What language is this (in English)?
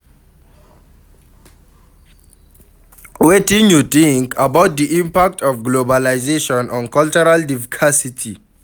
Nigerian Pidgin